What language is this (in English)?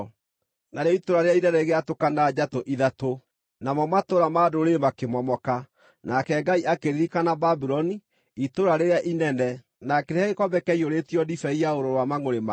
Kikuyu